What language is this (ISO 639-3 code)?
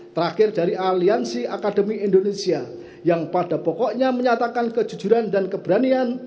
ind